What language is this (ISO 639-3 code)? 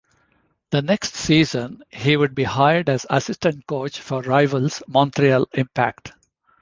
eng